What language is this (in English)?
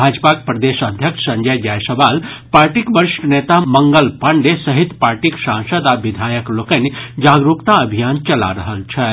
Maithili